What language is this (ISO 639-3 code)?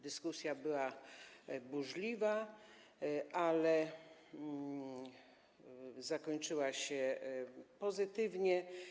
pol